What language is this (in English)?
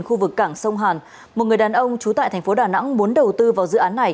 Vietnamese